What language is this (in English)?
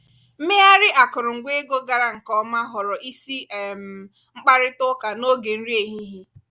Igbo